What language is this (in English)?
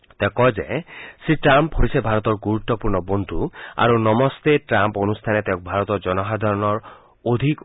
Assamese